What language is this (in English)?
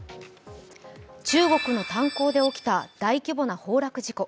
Japanese